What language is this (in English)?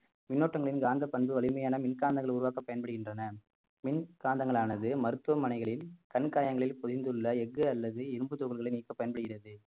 Tamil